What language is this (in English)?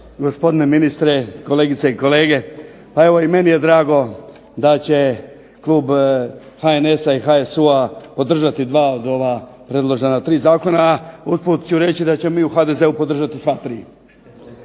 Croatian